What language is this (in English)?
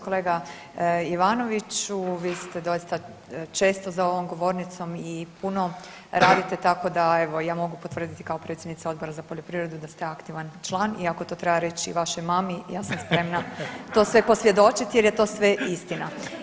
Croatian